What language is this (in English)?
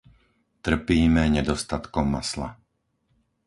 Slovak